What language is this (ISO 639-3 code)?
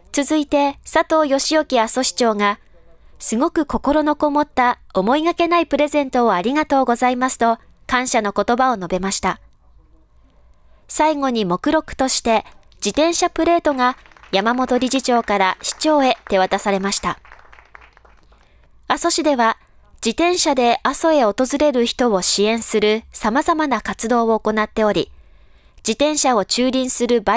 jpn